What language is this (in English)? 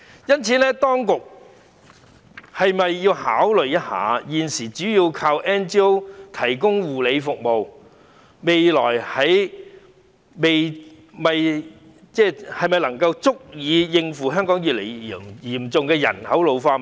Cantonese